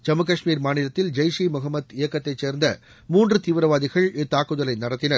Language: Tamil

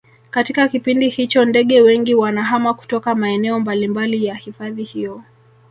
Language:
Swahili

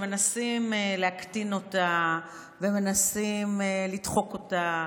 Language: Hebrew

